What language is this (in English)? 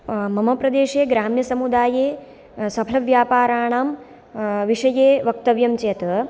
Sanskrit